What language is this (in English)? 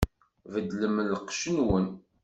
Kabyle